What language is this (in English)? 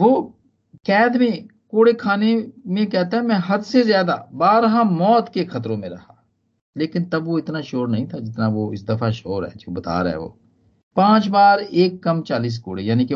Hindi